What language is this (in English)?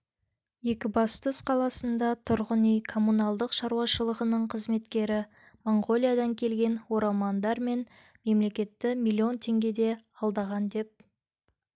Kazakh